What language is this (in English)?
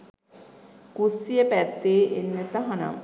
Sinhala